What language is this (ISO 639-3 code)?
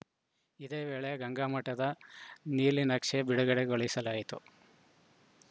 kan